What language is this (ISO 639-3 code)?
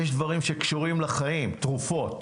heb